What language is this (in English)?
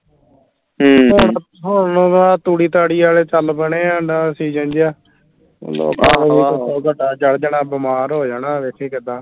Punjabi